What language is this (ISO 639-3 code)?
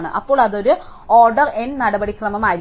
mal